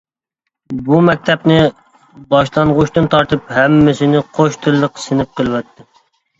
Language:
Uyghur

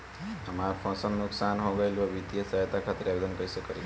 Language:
Bhojpuri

